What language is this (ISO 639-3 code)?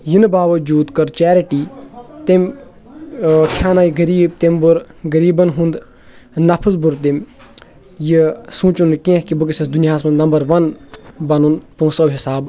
kas